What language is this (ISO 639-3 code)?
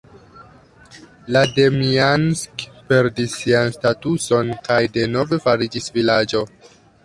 epo